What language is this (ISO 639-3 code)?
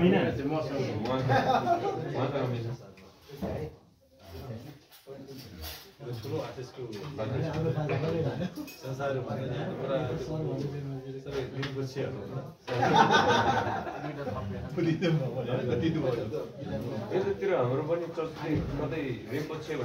ara